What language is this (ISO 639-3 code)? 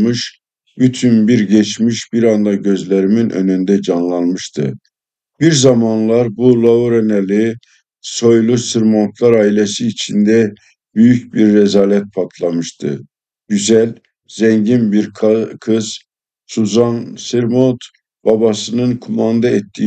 tur